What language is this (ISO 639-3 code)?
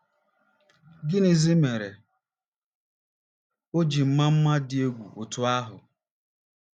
ibo